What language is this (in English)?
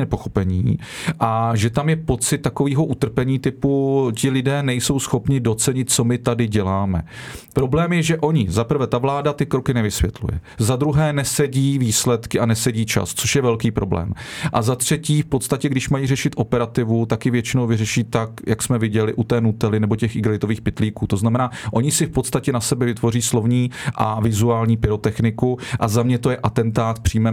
Czech